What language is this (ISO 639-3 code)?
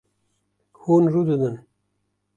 kur